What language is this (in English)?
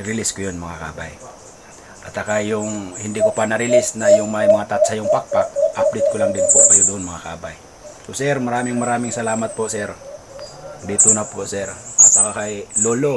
Filipino